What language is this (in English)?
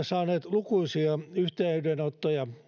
Finnish